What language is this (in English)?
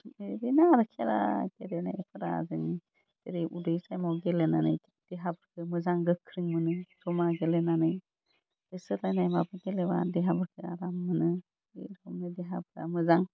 Bodo